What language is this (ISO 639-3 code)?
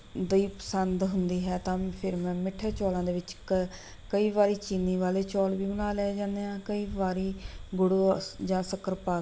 pan